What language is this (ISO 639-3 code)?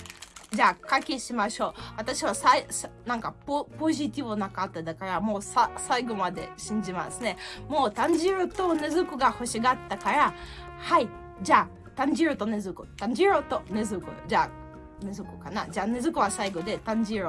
jpn